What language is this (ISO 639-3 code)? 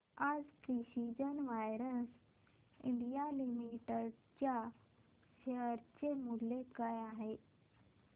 mar